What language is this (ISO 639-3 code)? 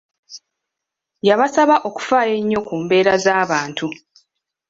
lug